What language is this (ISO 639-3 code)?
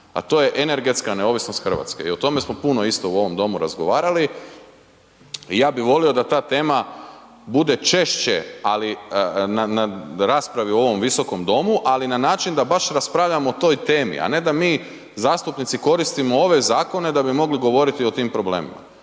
hrv